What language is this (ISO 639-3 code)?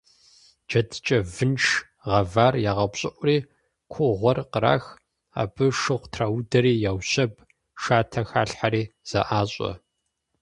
kbd